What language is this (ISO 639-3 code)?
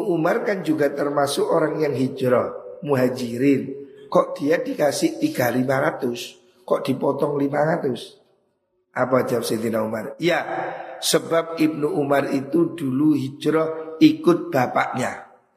ind